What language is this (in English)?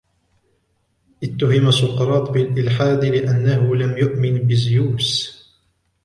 Arabic